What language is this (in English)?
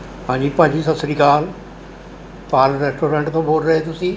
Punjabi